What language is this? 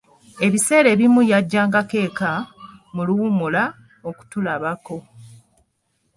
Ganda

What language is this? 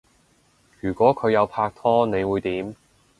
Cantonese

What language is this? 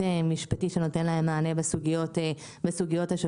Hebrew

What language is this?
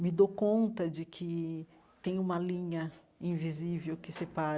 Portuguese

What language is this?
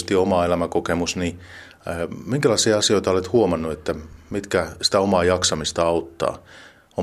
Finnish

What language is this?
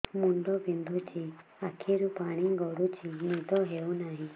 Odia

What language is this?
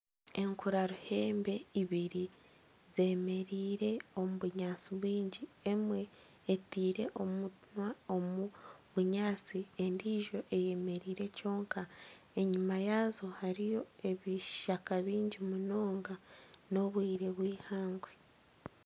Nyankole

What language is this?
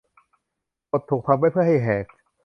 Thai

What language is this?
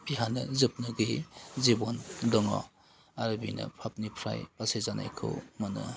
Bodo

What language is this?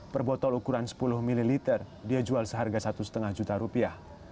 Indonesian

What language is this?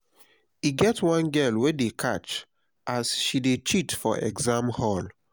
Nigerian Pidgin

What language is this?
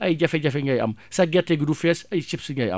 Wolof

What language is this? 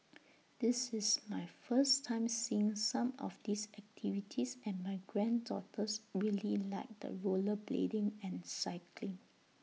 English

